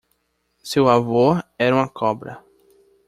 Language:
Portuguese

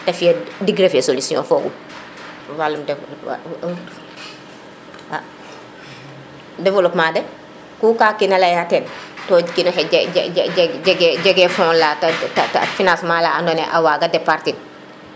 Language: Serer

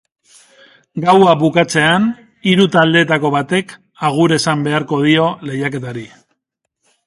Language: Basque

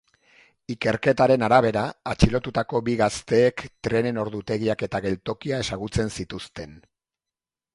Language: Basque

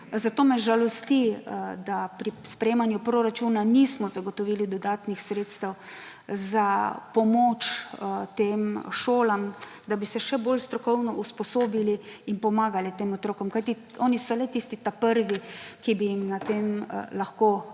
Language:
Slovenian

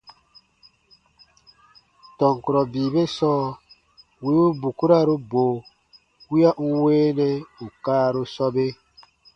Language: Baatonum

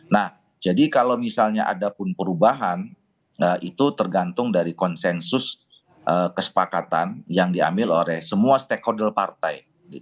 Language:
Indonesian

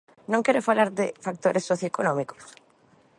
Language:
Galician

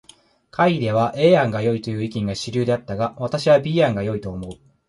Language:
Japanese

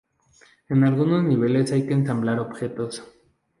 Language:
Spanish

